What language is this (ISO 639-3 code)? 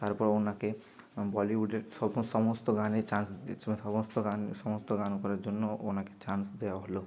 ben